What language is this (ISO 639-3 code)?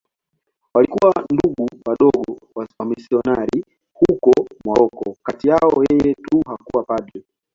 swa